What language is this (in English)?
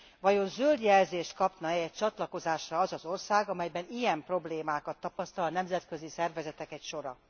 Hungarian